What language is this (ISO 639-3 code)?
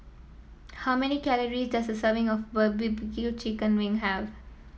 eng